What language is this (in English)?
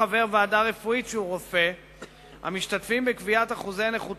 Hebrew